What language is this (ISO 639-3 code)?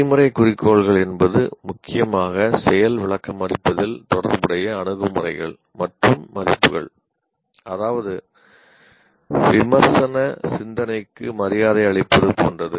tam